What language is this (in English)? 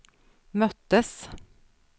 Swedish